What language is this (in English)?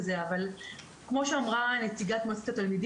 Hebrew